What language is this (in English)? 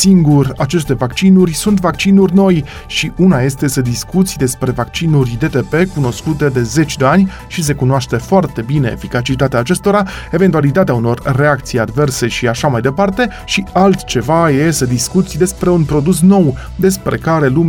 Romanian